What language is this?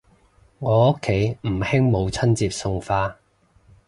Cantonese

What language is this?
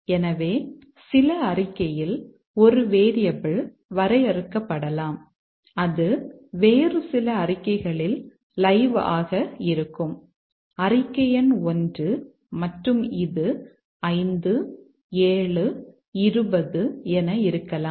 Tamil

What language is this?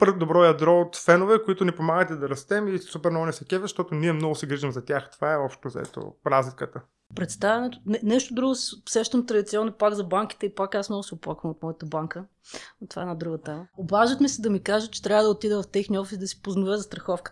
Bulgarian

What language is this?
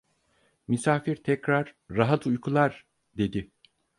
Turkish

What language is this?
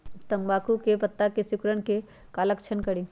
Magahi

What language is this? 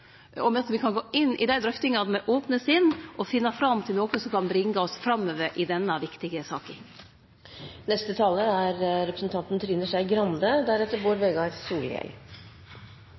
Norwegian Nynorsk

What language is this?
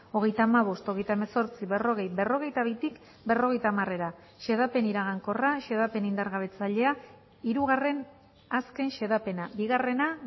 Basque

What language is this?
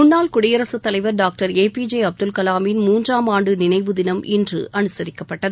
Tamil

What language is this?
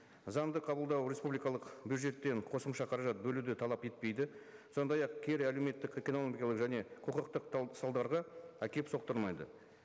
Kazakh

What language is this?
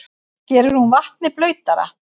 Icelandic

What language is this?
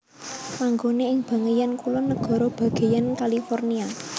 Javanese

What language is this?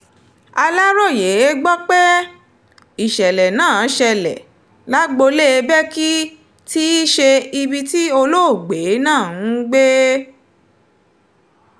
Yoruba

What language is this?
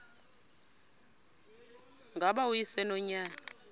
Xhosa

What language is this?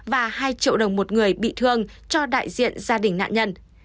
Vietnamese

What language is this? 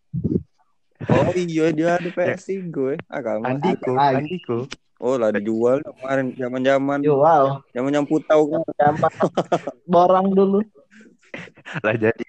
Indonesian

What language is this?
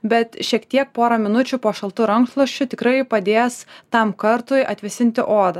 Lithuanian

